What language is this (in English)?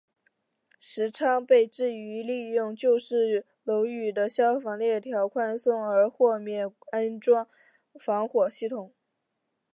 Chinese